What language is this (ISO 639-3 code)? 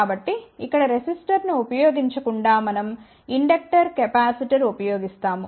tel